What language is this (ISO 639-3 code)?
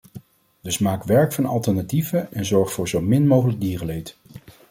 nld